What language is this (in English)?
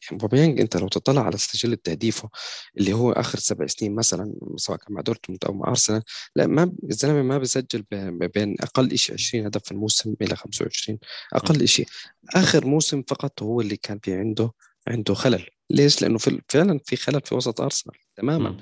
Arabic